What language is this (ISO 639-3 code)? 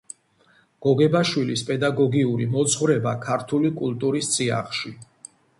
kat